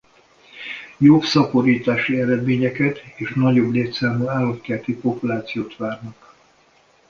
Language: Hungarian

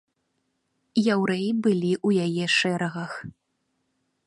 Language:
Belarusian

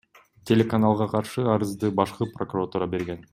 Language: Kyrgyz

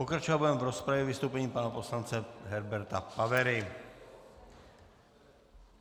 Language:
Czech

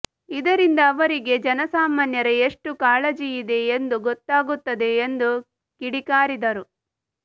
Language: Kannada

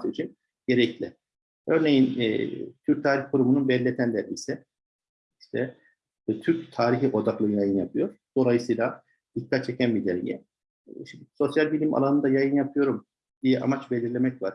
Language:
Turkish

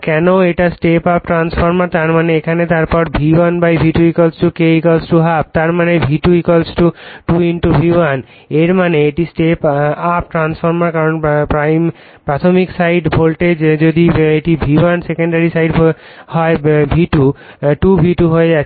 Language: Bangla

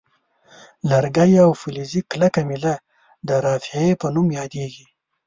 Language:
Pashto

